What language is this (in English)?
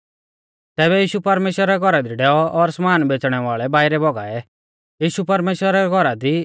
Mahasu Pahari